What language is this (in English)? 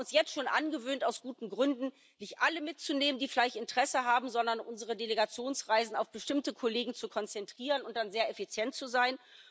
German